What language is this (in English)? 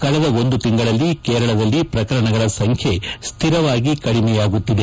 Kannada